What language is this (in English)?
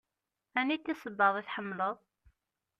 Kabyle